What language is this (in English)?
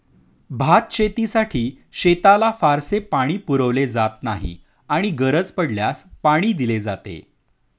Marathi